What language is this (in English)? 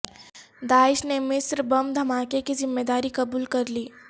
Urdu